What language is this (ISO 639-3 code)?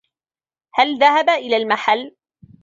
ara